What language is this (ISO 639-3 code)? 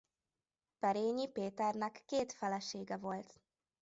hun